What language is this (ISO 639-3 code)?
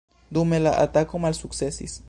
epo